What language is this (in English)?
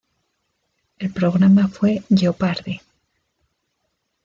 Spanish